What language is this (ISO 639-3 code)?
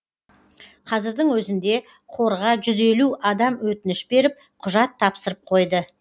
kaz